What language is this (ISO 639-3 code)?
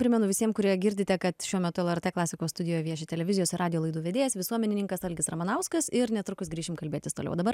lit